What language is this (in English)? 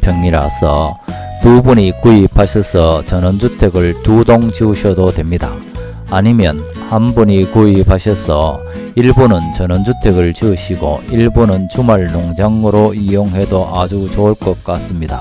Korean